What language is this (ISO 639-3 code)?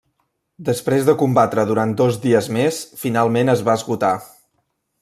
cat